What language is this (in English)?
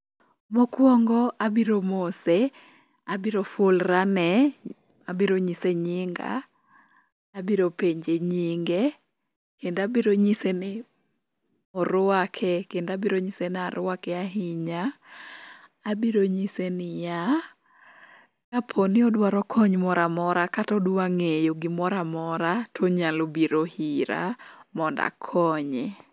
Luo (Kenya and Tanzania)